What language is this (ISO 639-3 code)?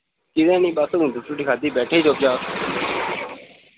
doi